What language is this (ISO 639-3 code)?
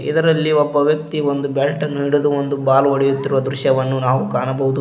kan